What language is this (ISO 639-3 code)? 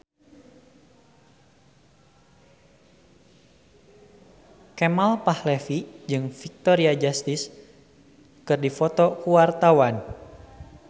sun